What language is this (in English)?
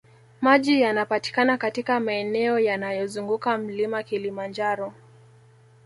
Swahili